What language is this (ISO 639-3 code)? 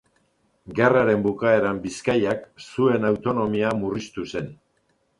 eus